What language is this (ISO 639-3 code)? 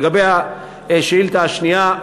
heb